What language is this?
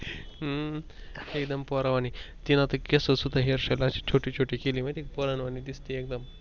Marathi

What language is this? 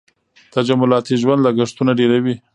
Pashto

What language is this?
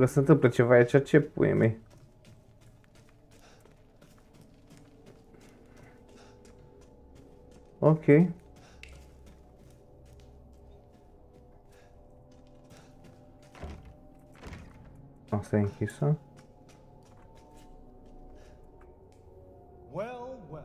Romanian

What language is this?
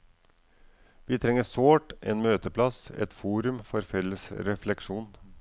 Norwegian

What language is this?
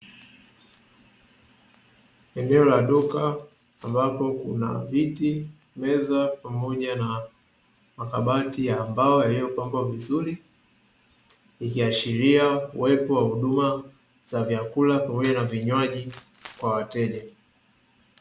Swahili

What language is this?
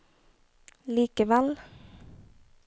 Norwegian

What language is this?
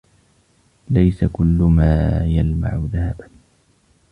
Arabic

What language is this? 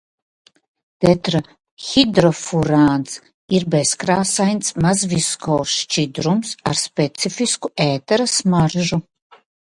Latvian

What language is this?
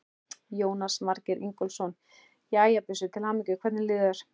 Icelandic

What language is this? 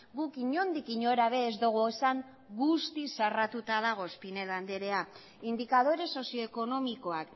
Basque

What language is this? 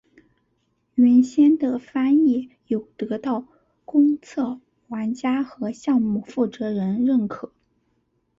Chinese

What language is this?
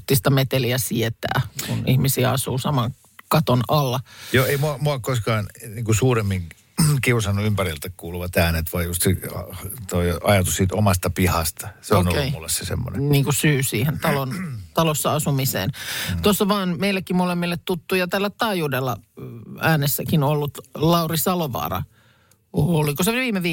Finnish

